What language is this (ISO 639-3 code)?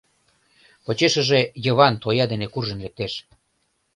chm